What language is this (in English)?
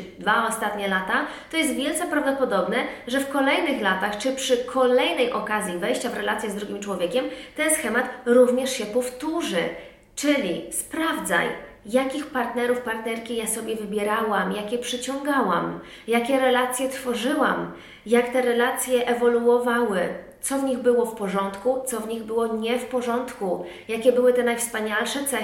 Polish